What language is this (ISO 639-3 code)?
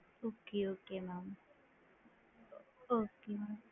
tam